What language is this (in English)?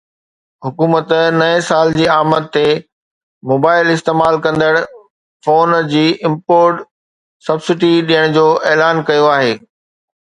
Sindhi